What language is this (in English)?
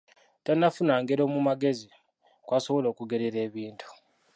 Ganda